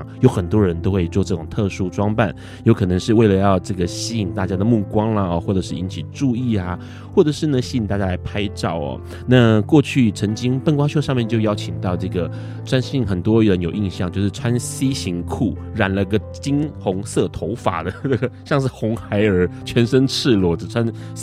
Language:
Chinese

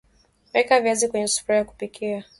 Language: Swahili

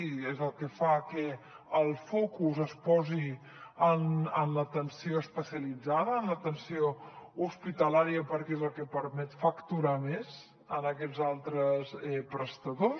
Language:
Catalan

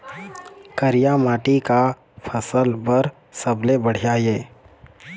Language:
Chhattisgarhi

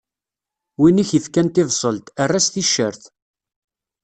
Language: Kabyle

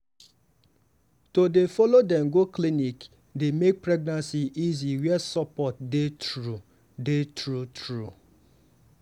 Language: Nigerian Pidgin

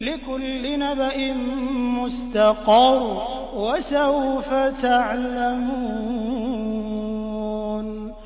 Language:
Arabic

